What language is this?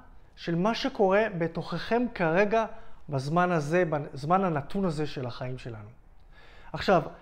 Hebrew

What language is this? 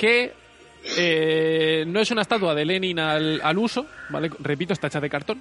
Spanish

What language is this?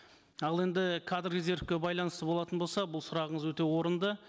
Kazakh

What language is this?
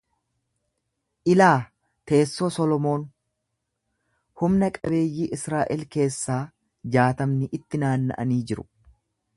Oromo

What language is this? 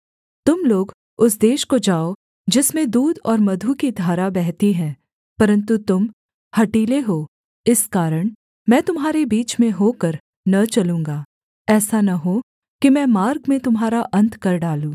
Hindi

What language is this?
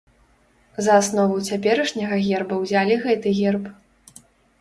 Belarusian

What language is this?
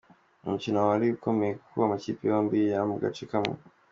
Kinyarwanda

